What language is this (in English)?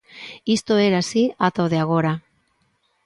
Galician